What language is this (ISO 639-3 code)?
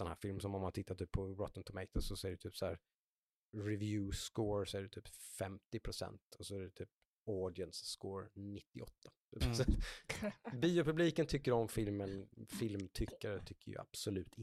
swe